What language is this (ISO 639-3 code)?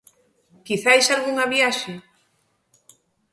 glg